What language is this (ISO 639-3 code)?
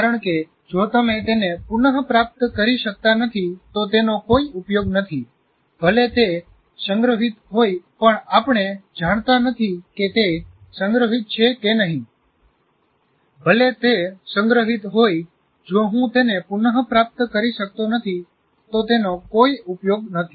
guj